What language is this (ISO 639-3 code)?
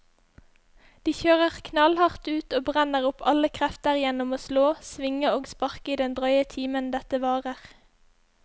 nor